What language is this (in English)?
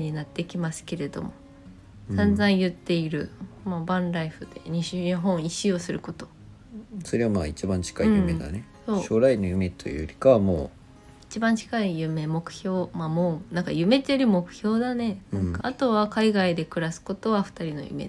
Japanese